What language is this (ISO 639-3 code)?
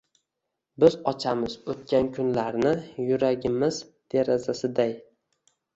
uzb